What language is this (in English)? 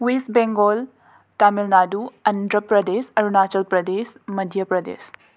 Manipuri